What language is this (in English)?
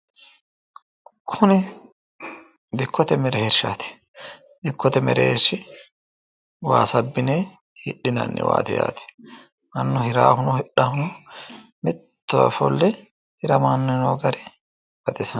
Sidamo